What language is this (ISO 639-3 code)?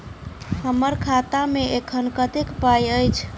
mai